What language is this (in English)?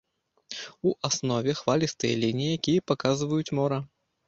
Belarusian